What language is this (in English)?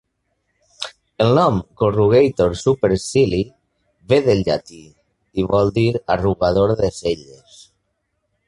Catalan